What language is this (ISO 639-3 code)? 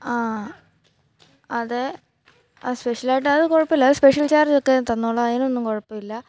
mal